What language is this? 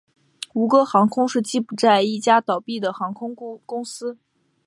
Chinese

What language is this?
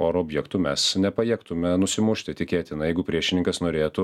Lithuanian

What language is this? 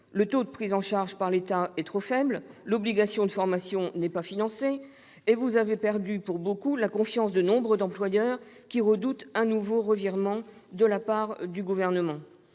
French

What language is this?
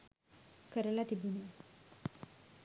Sinhala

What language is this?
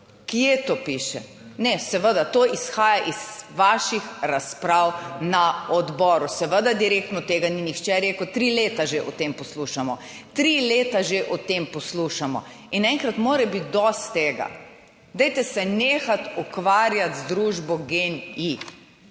Slovenian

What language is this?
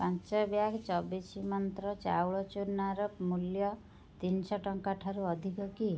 Odia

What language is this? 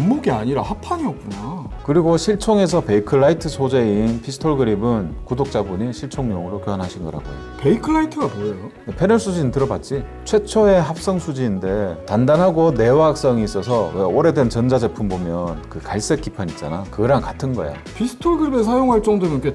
Korean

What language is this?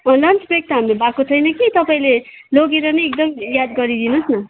Nepali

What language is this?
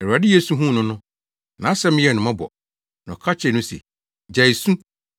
Akan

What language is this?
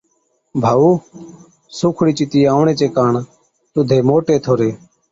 Od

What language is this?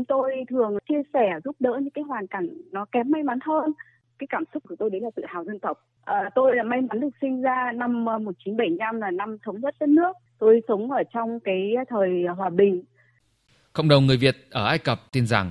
Vietnamese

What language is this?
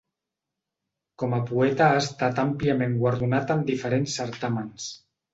Catalan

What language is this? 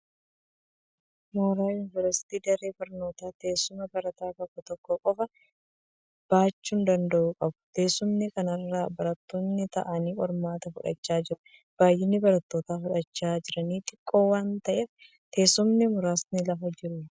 Oromo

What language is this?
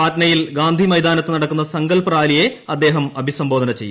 Malayalam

